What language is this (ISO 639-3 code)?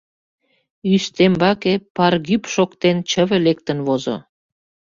chm